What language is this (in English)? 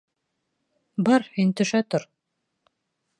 Bashkir